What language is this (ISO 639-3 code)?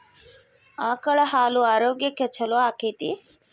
kan